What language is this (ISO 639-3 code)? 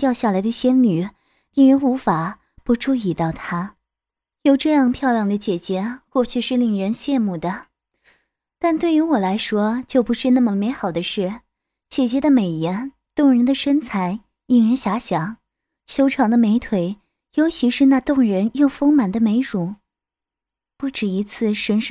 zho